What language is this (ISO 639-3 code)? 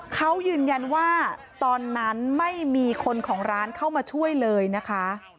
tha